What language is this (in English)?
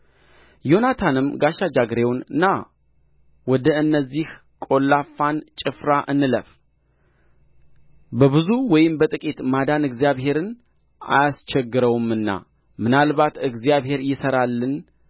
Amharic